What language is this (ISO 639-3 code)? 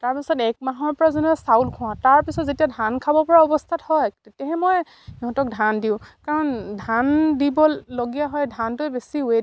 asm